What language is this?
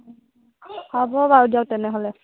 Assamese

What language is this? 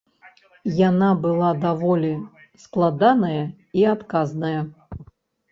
Belarusian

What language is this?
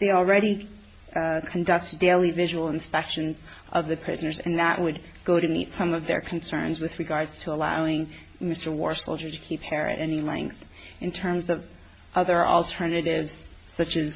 English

